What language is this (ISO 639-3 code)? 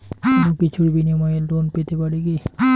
ben